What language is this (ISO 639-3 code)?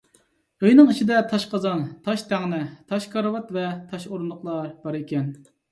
uig